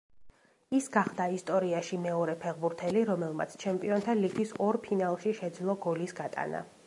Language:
Georgian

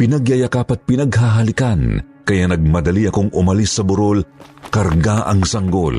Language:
Filipino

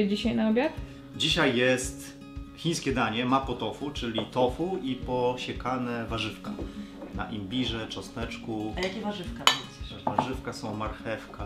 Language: Polish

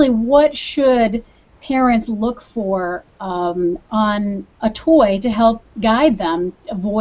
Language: English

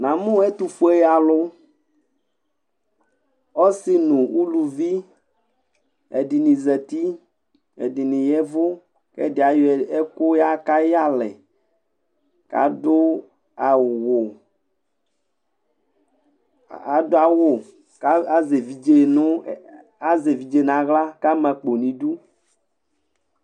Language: Ikposo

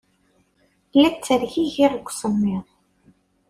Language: Kabyle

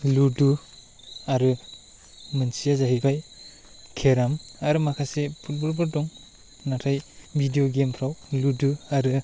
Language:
Bodo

